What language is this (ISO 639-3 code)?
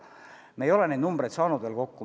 est